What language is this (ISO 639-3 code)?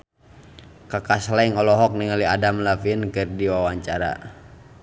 sun